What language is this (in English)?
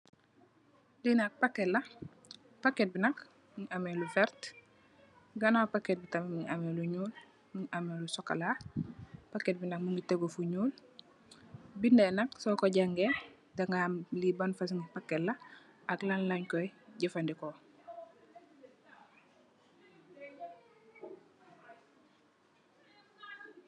Wolof